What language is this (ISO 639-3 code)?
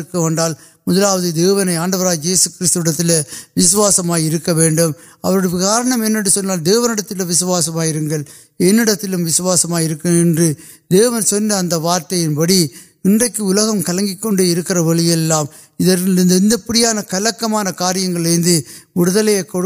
urd